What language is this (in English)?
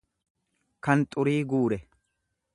Oromo